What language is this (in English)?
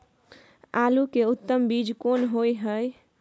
Maithili